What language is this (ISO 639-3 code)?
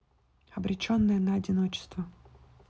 rus